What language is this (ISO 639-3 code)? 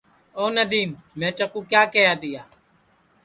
ssi